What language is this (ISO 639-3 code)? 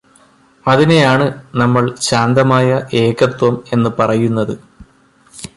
mal